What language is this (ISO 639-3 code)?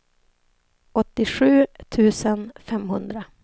swe